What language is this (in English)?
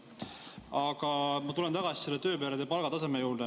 Estonian